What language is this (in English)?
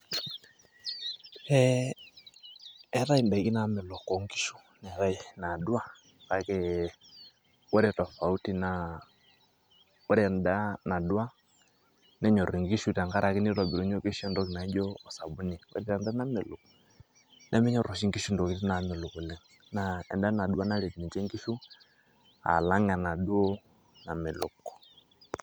Masai